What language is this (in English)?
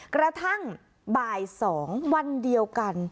Thai